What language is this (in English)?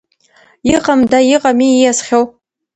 Abkhazian